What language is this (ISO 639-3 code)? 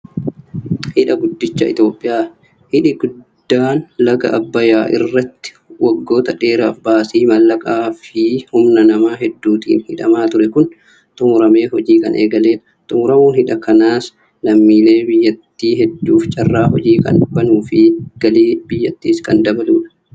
orm